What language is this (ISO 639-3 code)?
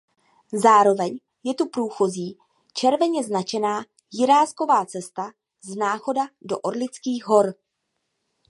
ces